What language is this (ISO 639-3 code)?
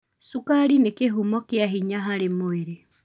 kik